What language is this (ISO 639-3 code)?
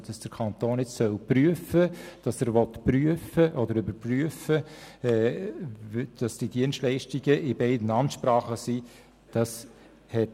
gsw